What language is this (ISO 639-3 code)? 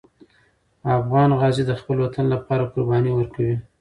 pus